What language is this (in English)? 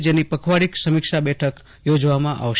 Gujarati